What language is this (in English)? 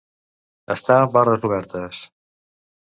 Catalan